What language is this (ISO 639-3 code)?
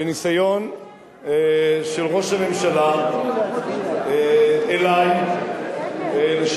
heb